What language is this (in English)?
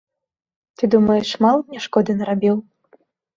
Belarusian